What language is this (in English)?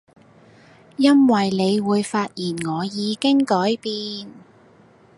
Cantonese